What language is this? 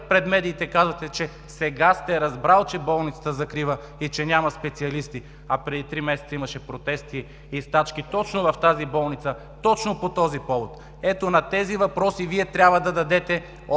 Bulgarian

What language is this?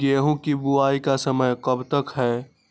Magahi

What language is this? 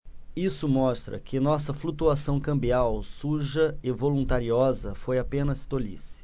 Portuguese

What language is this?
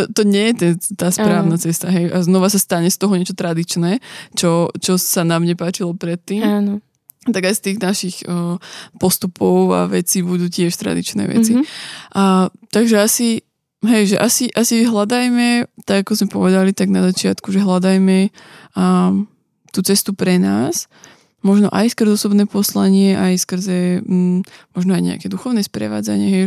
Slovak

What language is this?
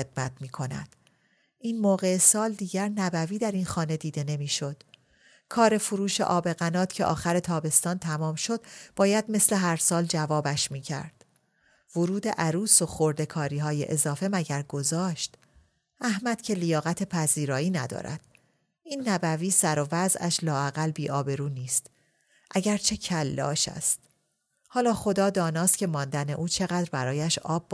Persian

